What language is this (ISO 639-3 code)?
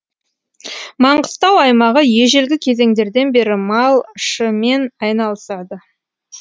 kaz